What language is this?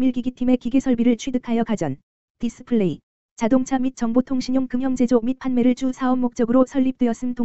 Korean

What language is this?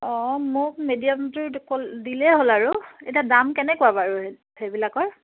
Assamese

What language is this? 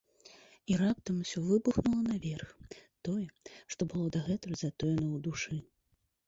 Belarusian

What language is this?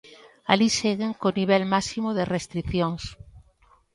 Galician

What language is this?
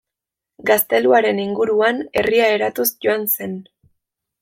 Basque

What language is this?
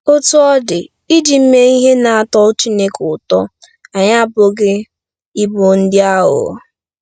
Igbo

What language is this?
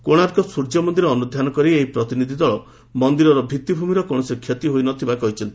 Odia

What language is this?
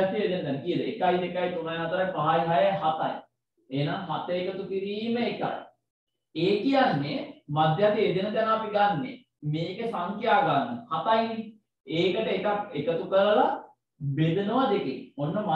Indonesian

